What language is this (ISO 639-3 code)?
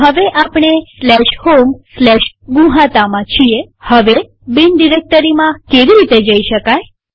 guj